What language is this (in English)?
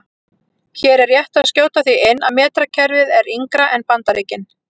Icelandic